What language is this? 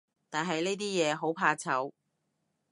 Cantonese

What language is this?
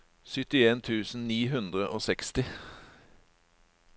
Norwegian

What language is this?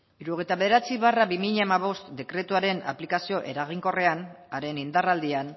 Basque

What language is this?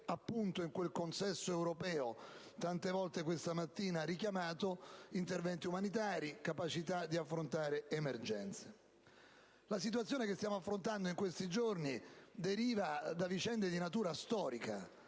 Italian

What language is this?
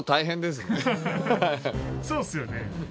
Japanese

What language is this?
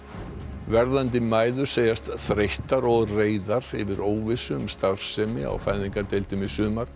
Icelandic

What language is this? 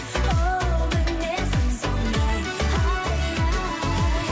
Kazakh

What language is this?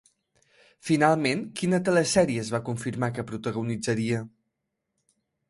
Catalan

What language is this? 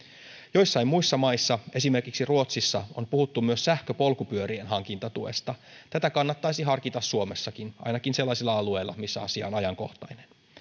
Finnish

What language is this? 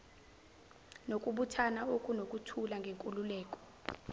Zulu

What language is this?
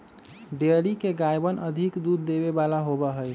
Magahi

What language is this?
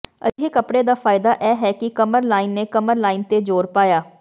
Punjabi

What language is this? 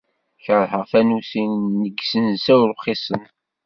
Kabyle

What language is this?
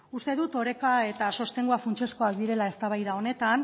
Basque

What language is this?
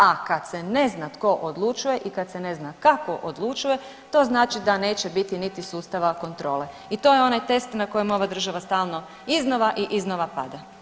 Croatian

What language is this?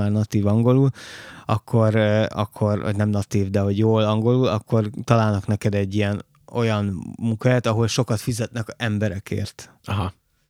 Hungarian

